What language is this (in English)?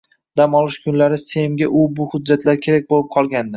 Uzbek